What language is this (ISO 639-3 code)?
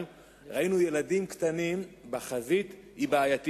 heb